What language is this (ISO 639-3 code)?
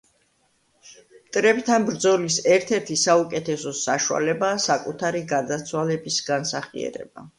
kat